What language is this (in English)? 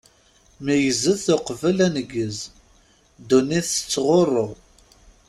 Kabyle